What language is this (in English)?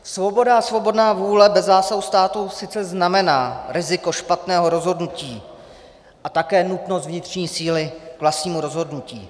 Czech